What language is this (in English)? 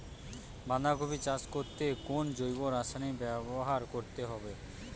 Bangla